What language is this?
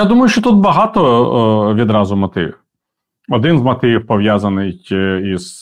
Ukrainian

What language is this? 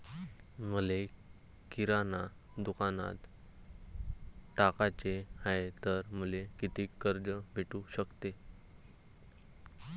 Marathi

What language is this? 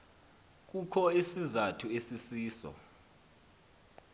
Xhosa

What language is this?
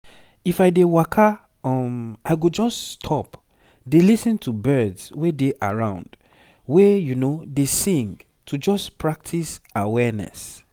Nigerian Pidgin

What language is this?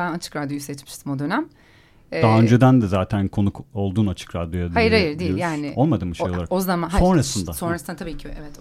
Turkish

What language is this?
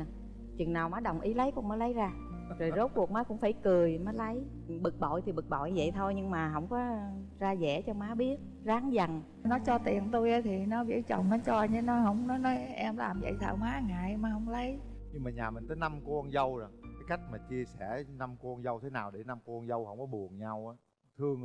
Vietnamese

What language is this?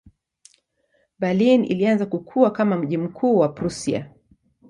Swahili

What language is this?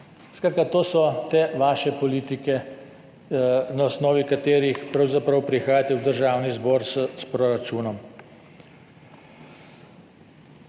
Slovenian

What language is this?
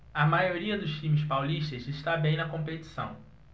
Portuguese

